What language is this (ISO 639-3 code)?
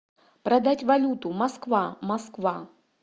rus